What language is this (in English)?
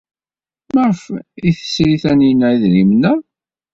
Kabyle